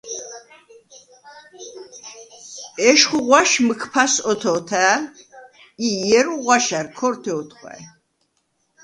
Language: Svan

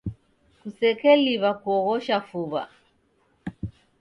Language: Taita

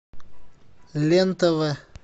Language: Russian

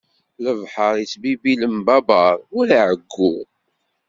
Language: Kabyle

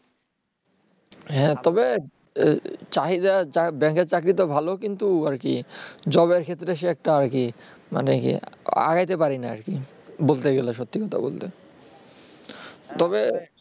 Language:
Bangla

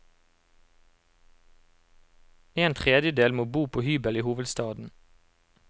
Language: Norwegian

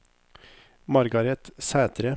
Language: Norwegian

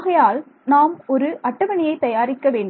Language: Tamil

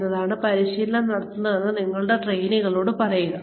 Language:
Malayalam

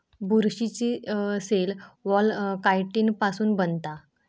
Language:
Marathi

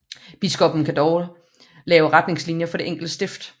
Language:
Danish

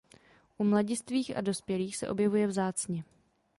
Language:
Czech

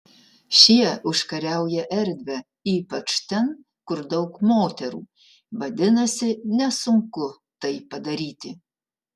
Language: Lithuanian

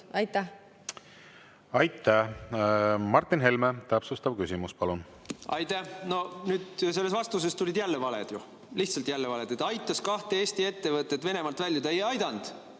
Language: Estonian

